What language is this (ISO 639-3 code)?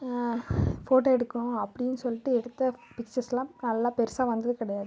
tam